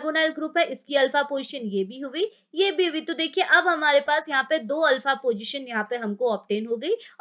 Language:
Hindi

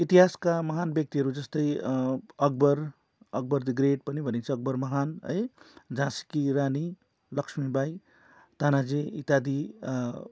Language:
Nepali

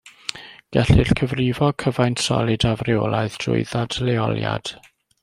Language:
Welsh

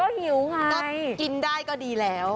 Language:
Thai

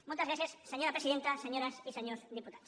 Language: Catalan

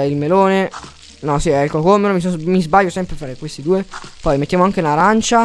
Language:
Italian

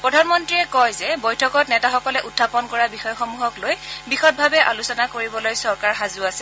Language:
Assamese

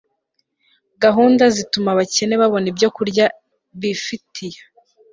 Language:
Kinyarwanda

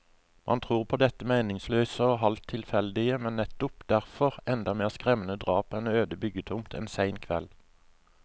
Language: Norwegian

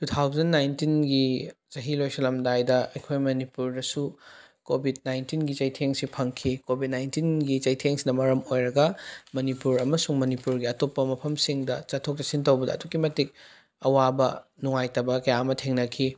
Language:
Manipuri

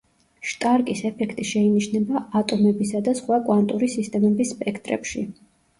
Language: Georgian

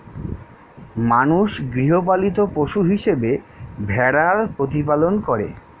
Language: Bangla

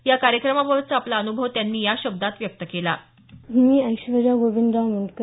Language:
Marathi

